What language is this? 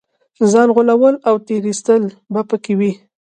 Pashto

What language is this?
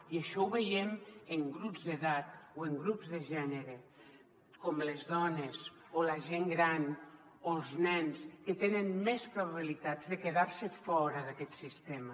Catalan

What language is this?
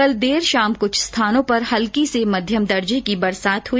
Hindi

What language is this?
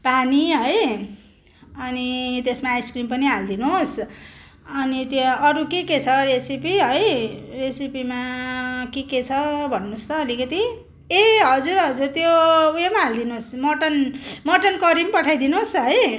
Nepali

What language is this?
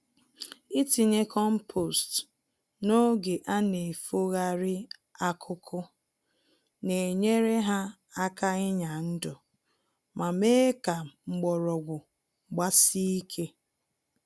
Igbo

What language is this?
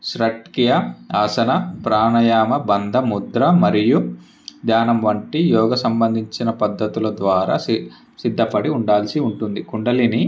Telugu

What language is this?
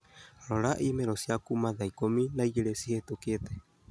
Kikuyu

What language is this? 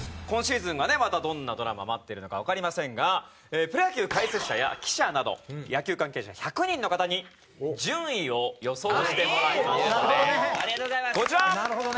Japanese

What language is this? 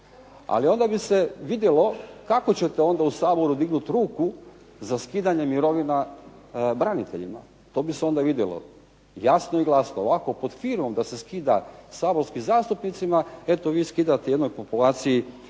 Croatian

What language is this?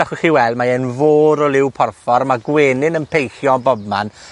Welsh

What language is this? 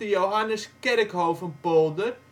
Dutch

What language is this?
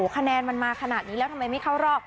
Thai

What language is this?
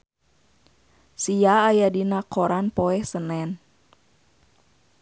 Sundanese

